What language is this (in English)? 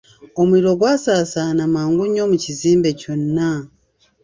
Ganda